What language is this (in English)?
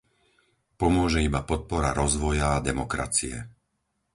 Slovak